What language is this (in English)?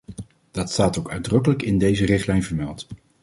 Dutch